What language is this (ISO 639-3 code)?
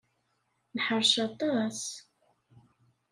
kab